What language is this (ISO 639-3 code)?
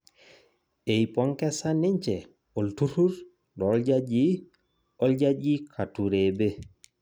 mas